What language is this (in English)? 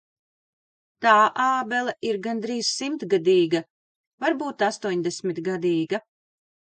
Latvian